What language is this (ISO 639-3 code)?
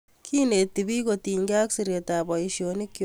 kln